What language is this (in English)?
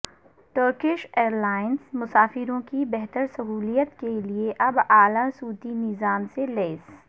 Urdu